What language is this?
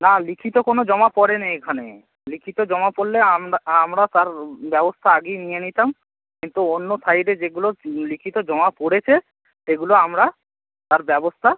Bangla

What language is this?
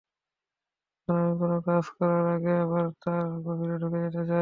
Bangla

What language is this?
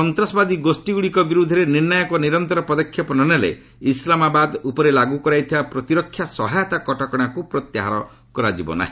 Odia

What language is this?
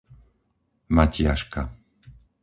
Slovak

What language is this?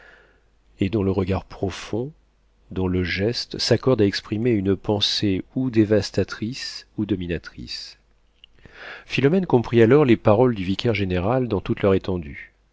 French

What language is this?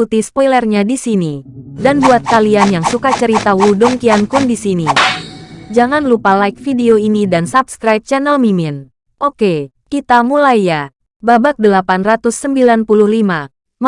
Indonesian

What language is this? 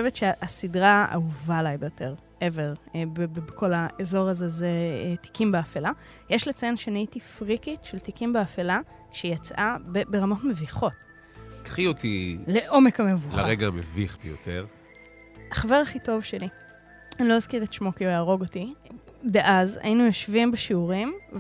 Hebrew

